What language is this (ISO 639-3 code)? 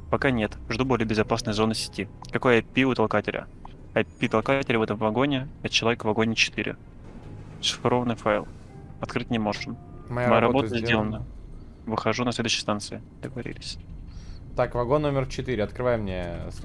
rus